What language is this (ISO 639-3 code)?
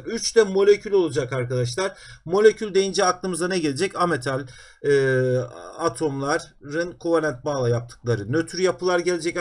tur